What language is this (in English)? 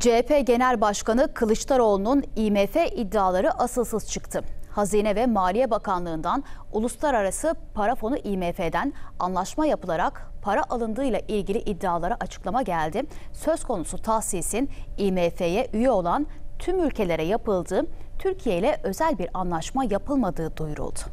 Turkish